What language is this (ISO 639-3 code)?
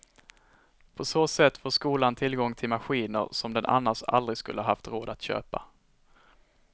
swe